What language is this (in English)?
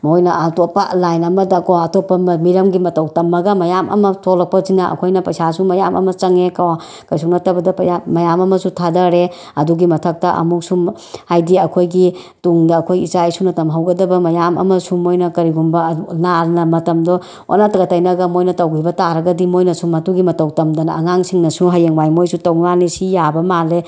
Manipuri